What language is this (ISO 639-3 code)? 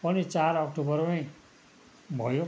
nep